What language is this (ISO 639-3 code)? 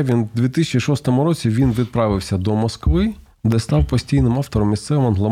ukr